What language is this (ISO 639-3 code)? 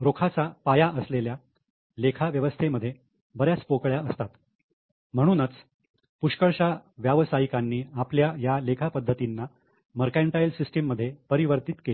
mar